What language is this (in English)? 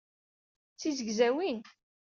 Kabyle